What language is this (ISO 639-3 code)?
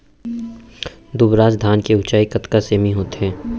hne